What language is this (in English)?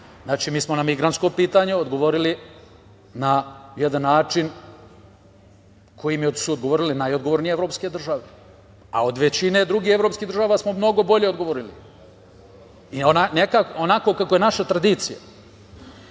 Serbian